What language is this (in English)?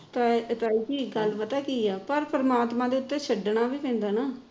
Punjabi